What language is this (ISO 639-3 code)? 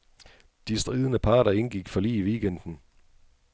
dan